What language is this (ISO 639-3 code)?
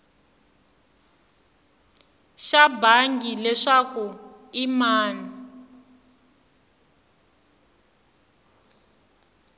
tso